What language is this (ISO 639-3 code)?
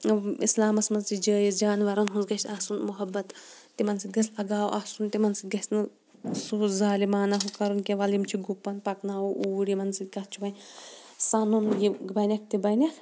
kas